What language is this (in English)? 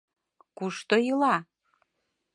Mari